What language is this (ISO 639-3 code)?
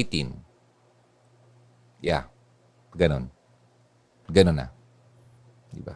fil